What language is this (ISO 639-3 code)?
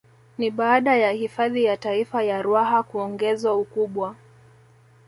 swa